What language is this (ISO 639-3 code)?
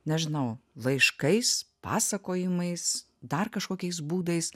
lit